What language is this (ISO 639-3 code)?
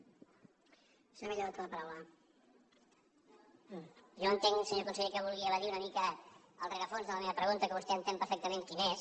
cat